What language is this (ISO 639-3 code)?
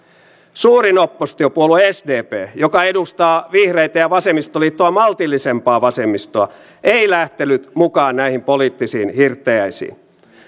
fin